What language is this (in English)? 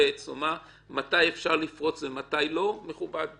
Hebrew